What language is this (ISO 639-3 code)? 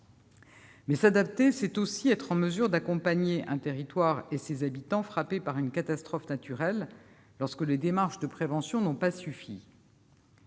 fra